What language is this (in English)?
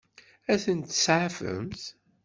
Kabyle